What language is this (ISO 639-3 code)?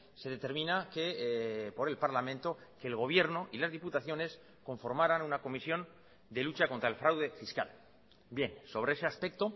spa